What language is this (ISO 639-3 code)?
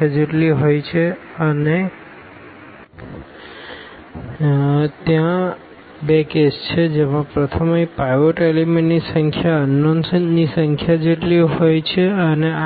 guj